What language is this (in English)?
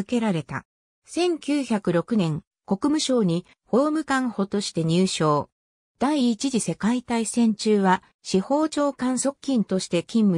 Japanese